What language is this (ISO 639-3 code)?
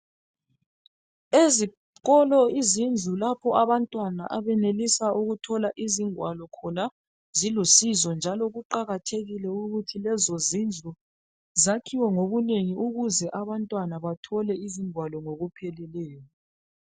nde